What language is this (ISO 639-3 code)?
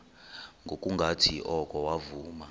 xho